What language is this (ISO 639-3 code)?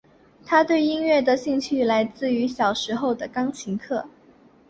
zho